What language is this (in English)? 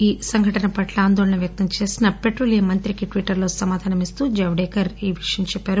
Telugu